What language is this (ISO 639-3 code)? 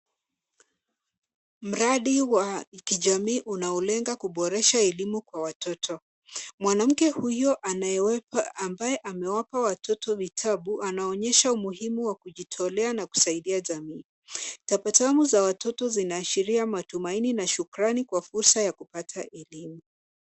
swa